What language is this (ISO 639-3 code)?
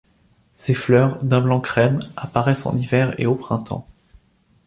fra